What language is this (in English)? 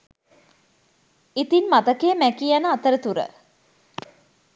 Sinhala